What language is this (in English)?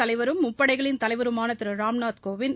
Tamil